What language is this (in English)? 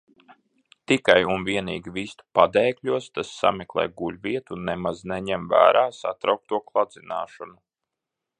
Latvian